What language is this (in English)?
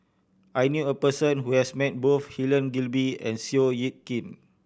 English